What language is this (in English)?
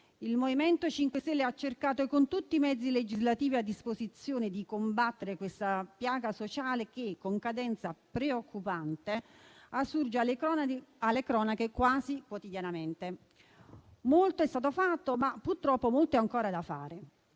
Italian